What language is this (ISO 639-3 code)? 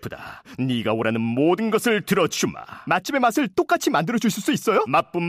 kor